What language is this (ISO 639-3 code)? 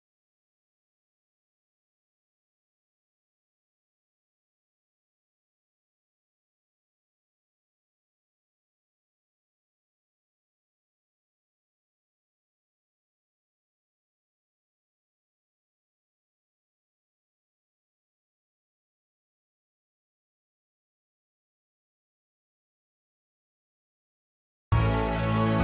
ind